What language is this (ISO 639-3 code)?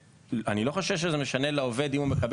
heb